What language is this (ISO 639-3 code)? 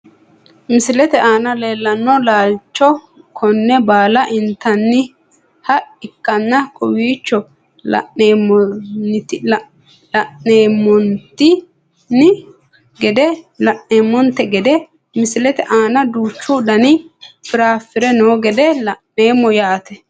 sid